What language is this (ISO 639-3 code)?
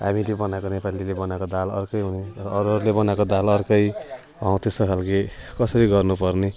nep